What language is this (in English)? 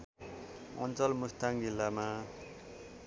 Nepali